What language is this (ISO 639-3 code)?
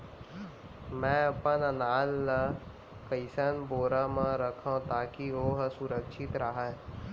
hne